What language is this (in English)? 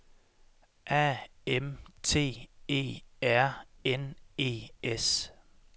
Danish